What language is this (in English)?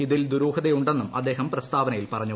Malayalam